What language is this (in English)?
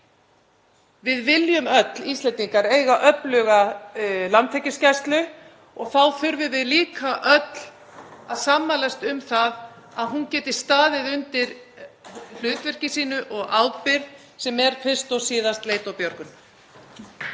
Icelandic